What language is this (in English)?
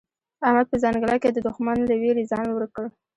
Pashto